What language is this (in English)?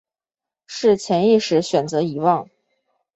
Chinese